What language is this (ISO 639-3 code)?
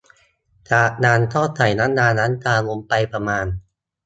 tha